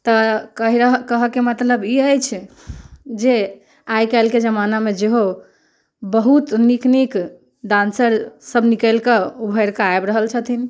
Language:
Maithili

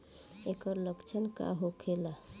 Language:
Bhojpuri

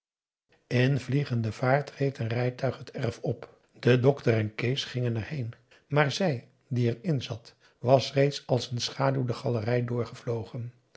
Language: Dutch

